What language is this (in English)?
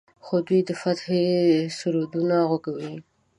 Pashto